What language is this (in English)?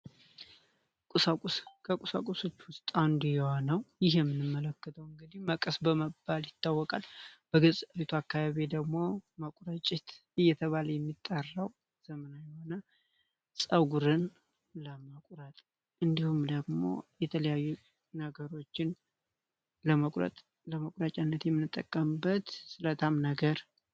Amharic